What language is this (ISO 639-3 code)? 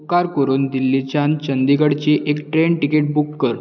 kok